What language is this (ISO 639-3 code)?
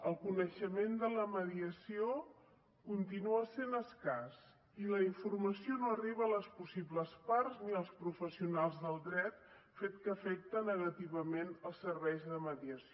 cat